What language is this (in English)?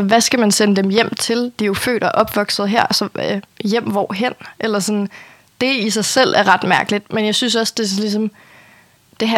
Danish